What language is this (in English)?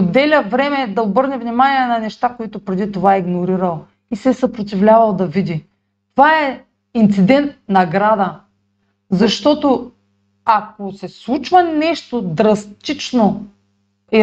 Bulgarian